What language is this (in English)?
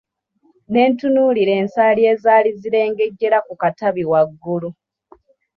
Ganda